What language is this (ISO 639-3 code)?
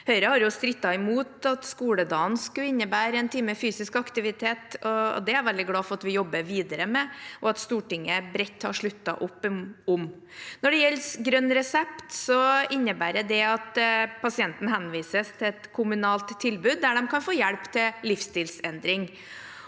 nor